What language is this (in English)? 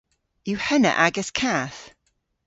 Cornish